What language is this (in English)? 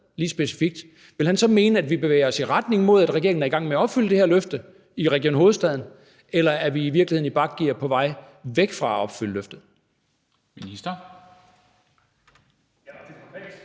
Danish